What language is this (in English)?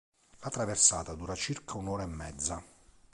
Italian